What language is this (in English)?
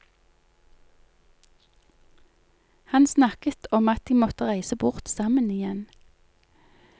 Norwegian